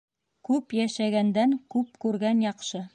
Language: Bashkir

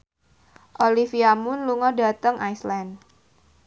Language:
Javanese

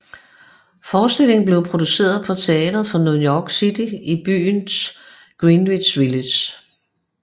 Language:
Danish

